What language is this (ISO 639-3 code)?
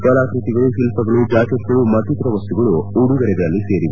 kan